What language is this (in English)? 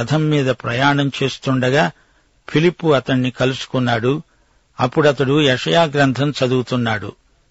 Telugu